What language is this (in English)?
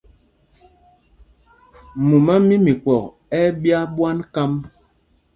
Mpumpong